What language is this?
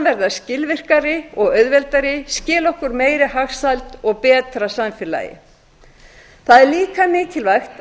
Icelandic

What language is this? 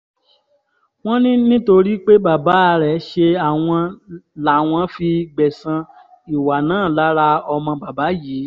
Yoruba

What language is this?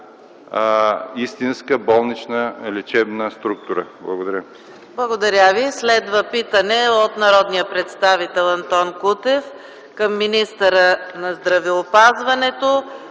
Bulgarian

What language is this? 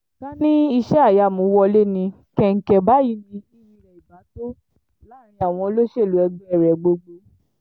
Yoruba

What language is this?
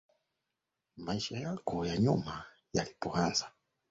Swahili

